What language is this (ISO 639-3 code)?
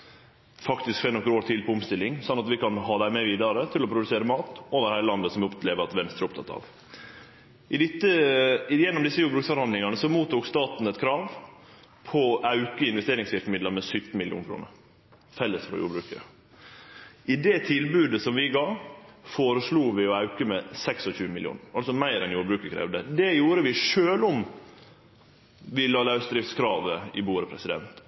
nno